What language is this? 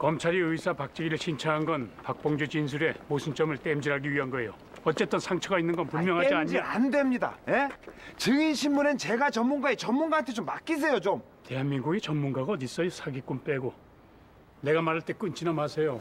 Korean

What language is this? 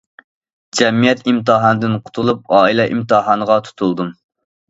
Uyghur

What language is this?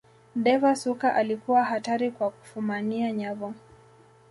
Swahili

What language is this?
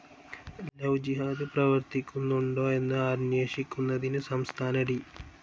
Malayalam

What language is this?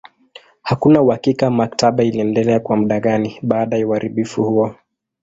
Swahili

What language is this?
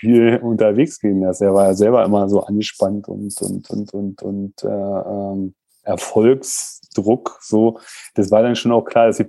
German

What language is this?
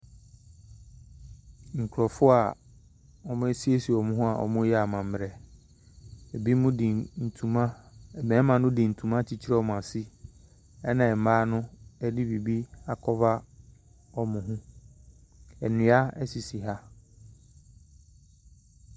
Akan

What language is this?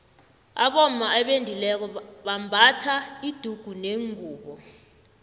South Ndebele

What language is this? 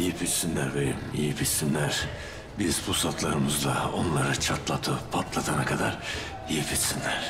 Turkish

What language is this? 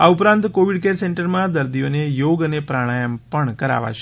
Gujarati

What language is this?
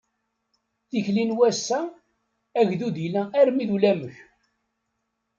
Kabyle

